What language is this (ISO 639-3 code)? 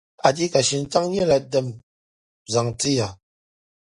dag